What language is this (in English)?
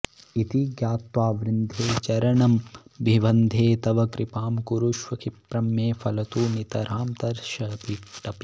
Sanskrit